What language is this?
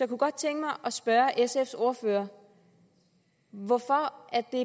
Danish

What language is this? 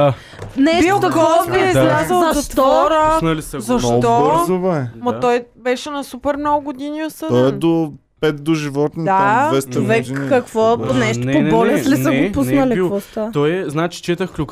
Bulgarian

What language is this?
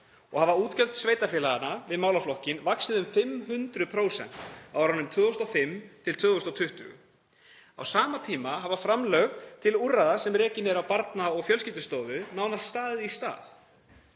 Icelandic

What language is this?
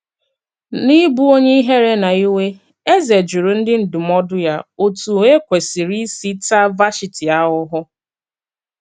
Igbo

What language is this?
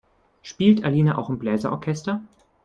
German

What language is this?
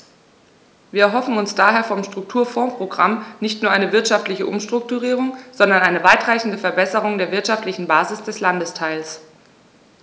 German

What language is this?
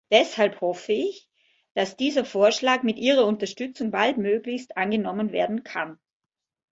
German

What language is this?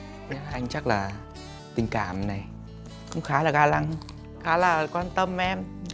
Vietnamese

